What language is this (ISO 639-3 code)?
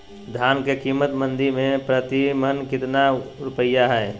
mag